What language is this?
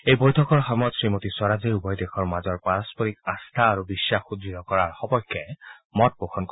Assamese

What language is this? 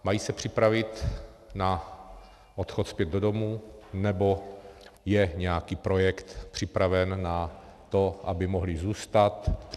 Czech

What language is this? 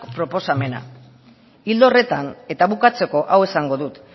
Basque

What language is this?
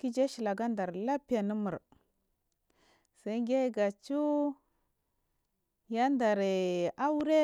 Marghi South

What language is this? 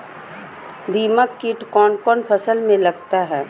Magahi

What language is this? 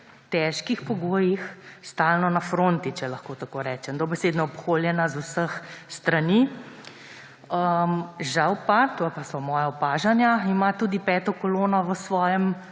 Slovenian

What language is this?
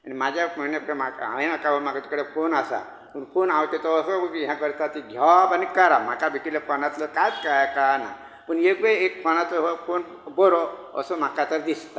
Konkani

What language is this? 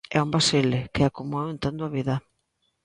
Galician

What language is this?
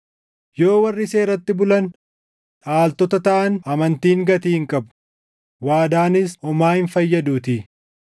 Oromo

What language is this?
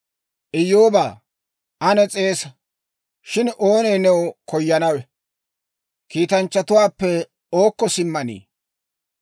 Dawro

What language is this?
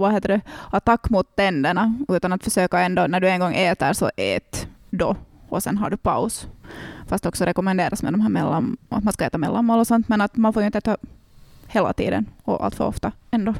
Swedish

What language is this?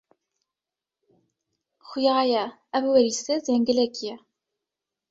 Kurdish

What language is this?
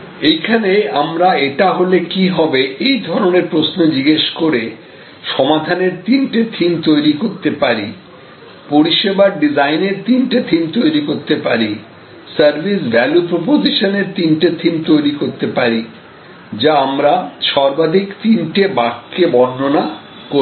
Bangla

